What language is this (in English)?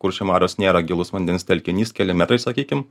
Lithuanian